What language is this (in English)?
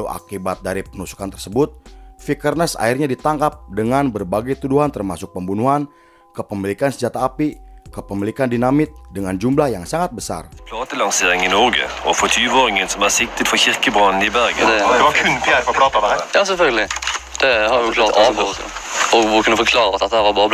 Indonesian